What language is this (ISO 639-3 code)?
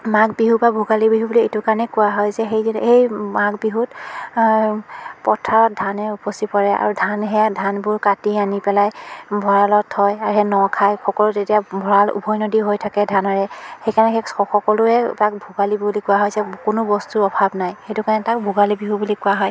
asm